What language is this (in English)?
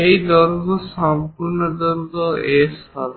Bangla